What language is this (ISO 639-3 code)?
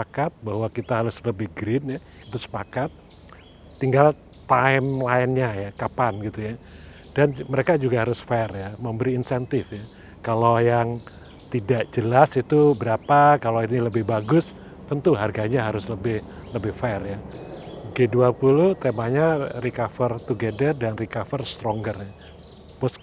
ind